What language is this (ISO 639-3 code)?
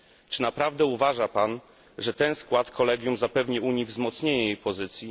pol